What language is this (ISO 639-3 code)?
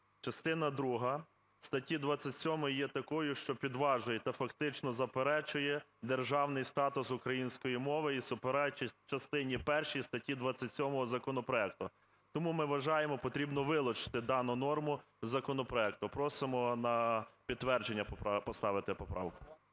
ukr